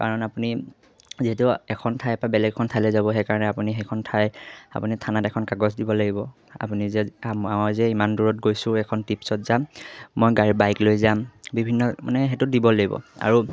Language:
Assamese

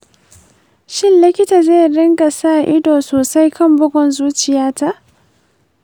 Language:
Hausa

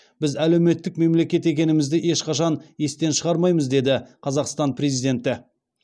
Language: Kazakh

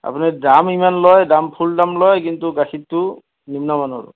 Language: Assamese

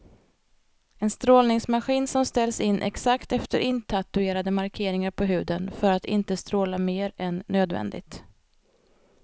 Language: Swedish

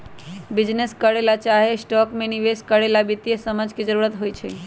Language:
Magahi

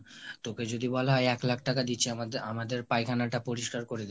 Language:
Bangla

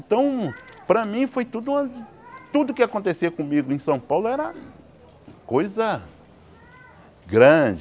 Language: Portuguese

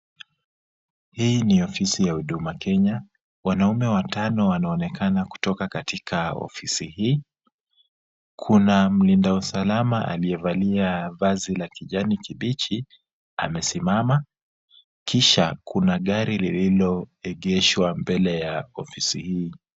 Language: Swahili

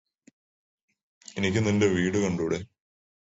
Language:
Malayalam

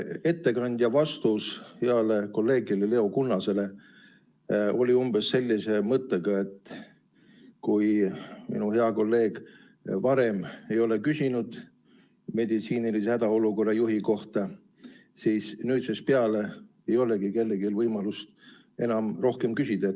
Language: Estonian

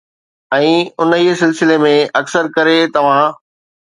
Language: Sindhi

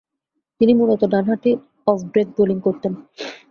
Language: Bangla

